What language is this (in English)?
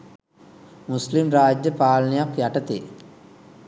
Sinhala